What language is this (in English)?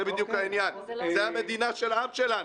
Hebrew